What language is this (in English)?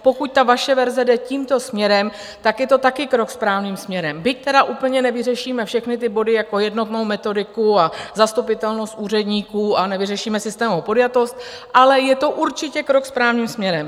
Czech